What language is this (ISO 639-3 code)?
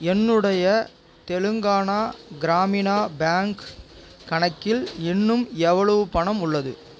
tam